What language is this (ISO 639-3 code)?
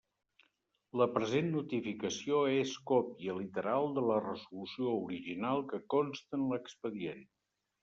cat